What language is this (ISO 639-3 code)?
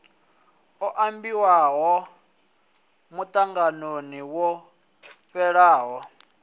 ven